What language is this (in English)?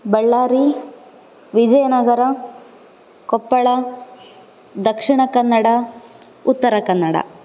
Sanskrit